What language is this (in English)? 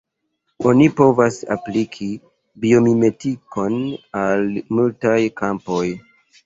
Esperanto